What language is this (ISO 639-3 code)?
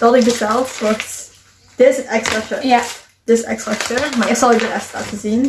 nld